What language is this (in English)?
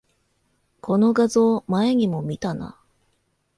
Japanese